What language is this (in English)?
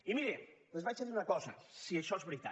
Catalan